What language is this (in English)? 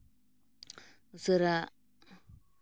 Santali